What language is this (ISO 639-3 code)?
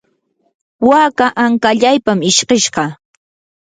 qur